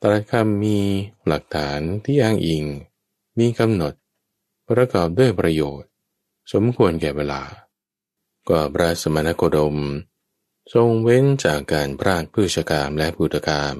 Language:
Thai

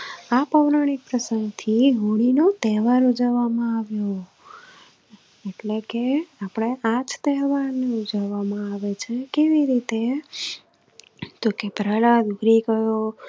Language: Gujarati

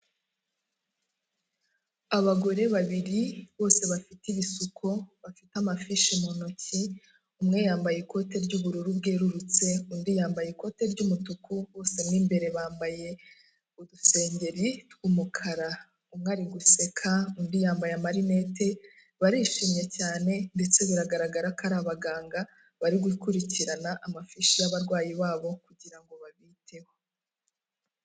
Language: Kinyarwanda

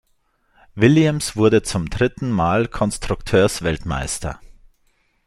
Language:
German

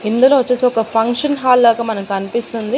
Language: Telugu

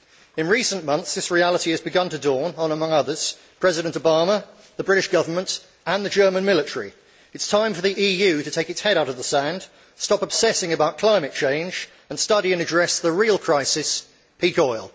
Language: English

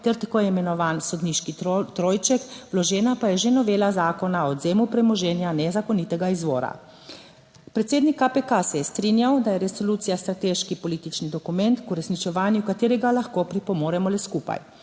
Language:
Slovenian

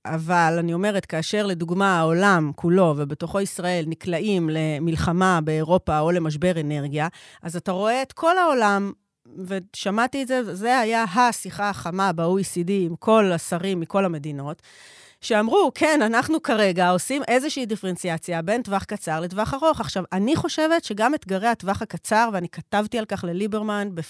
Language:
Hebrew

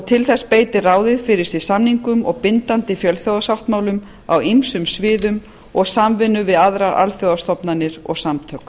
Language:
Icelandic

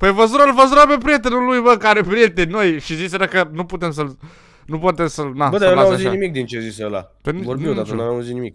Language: Romanian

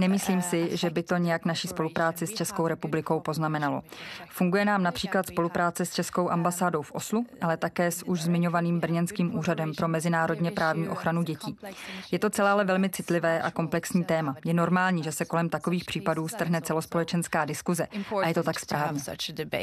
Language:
Czech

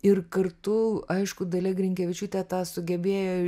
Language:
Lithuanian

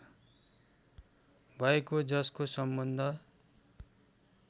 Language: Nepali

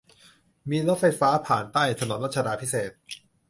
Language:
Thai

